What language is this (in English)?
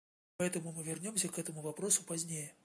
Russian